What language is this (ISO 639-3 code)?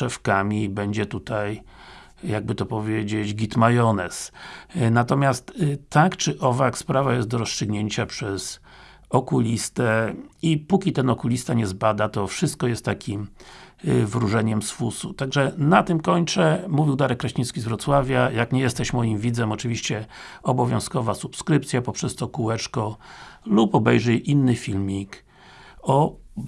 pol